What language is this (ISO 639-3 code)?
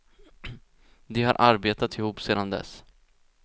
swe